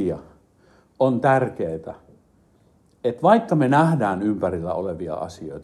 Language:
Finnish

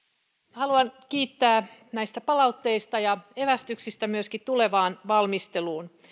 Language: Finnish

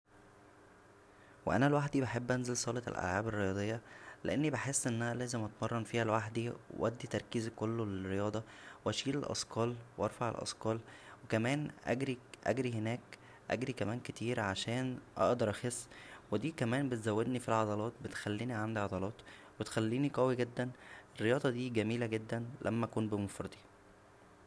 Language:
Egyptian Arabic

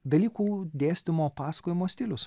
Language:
Lithuanian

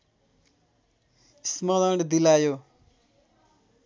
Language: Nepali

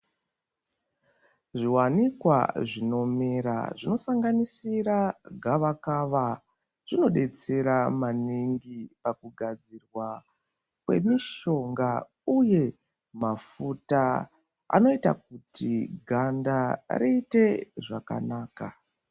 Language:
Ndau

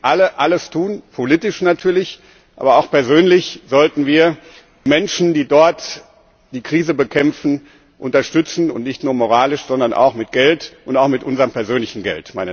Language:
German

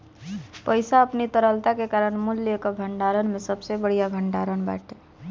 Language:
Bhojpuri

